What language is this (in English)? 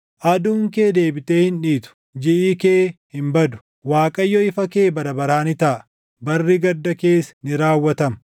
Oromo